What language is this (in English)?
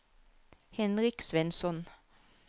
Norwegian